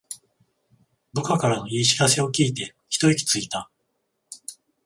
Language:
Japanese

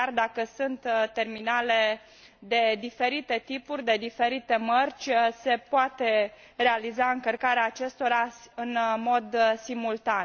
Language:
Romanian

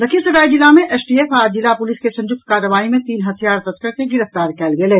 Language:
Maithili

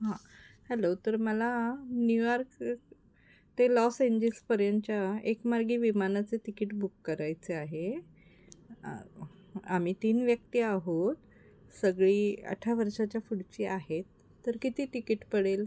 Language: Marathi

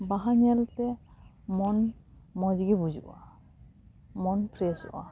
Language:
Santali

